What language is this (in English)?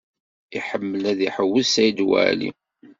Kabyle